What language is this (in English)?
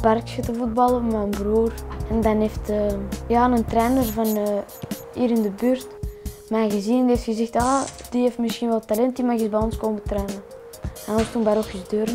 Dutch